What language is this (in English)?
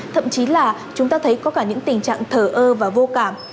Vietnamese